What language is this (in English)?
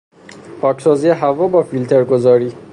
Persian